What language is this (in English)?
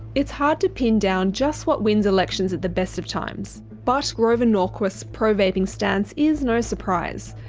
English